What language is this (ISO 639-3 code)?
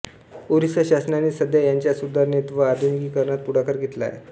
mar